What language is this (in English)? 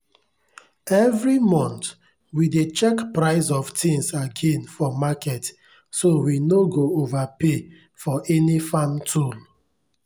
Nigerian Pidgin